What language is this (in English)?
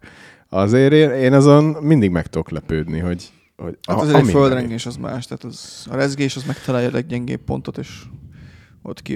Hungarian